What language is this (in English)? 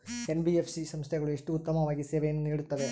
Kannada